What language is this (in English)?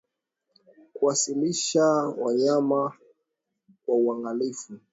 Swahili